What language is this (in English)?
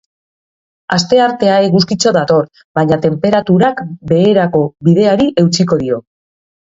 Basque